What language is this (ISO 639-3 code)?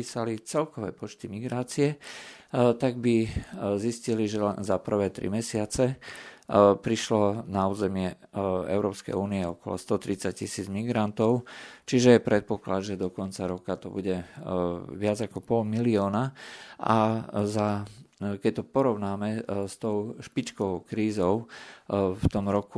slk